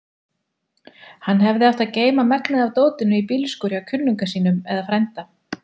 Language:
Icelandic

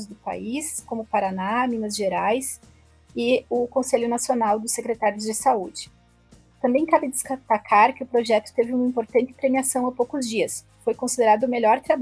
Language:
Portuguese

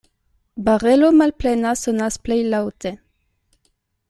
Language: Esperanto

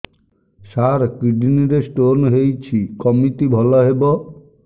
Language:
Odia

